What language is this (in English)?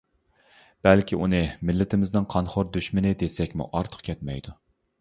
Uyghur